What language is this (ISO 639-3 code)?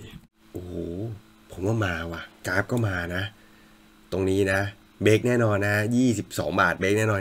tha